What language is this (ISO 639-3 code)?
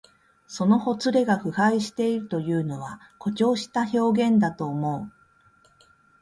jpn